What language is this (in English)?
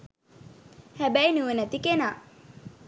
Sinhala